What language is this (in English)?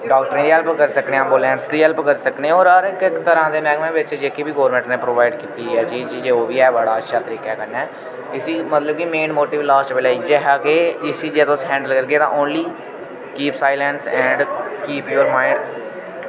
Dogri